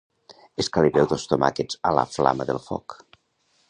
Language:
Catalan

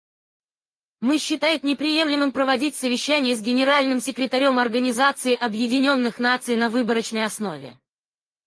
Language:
Russian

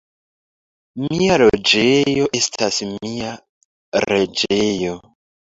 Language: Esperanto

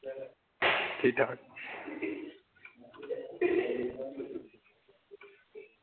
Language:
Dogri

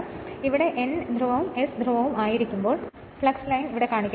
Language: Malayalam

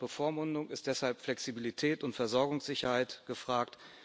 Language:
German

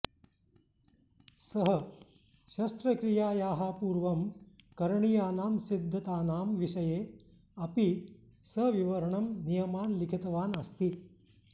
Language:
Sanskrit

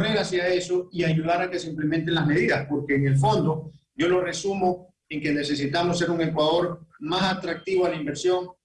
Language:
Spanish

